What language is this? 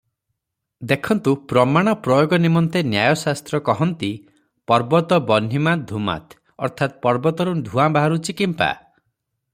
Odia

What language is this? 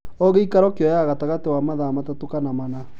Kikuyu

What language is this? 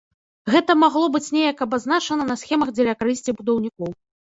Belarusian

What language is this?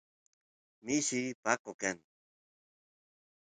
Santiago del Estero Quichua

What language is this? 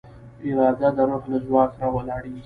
Pashto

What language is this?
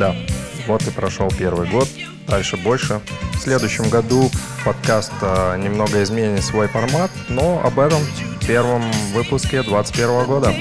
Russian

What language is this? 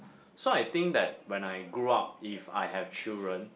English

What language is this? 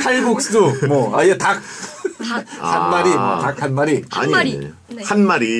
Korean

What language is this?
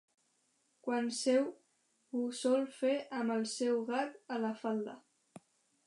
Catalan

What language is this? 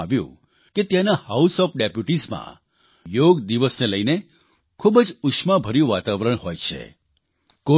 Gujarati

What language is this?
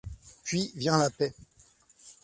French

